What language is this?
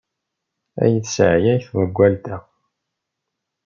Kabyle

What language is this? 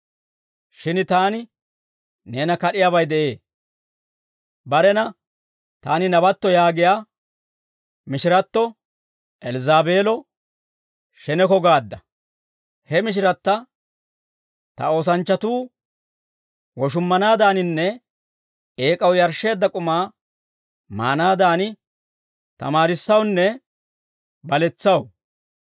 Dawro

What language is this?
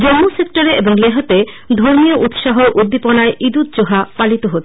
Bangla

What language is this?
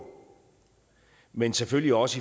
Danish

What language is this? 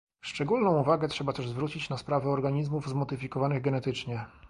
Polish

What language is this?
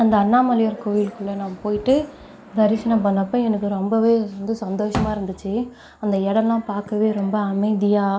Tamil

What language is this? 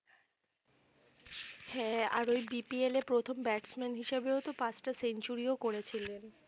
Bangla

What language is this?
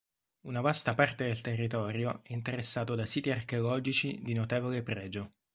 Italian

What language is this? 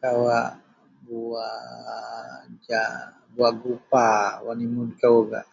Central Melanau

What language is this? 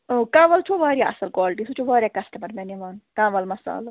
Kashmiri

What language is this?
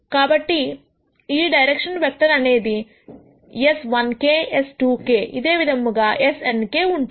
Telugu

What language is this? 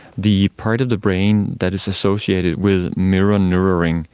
English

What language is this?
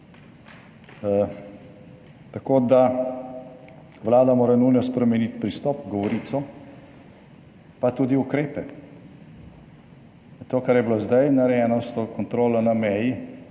Slovenian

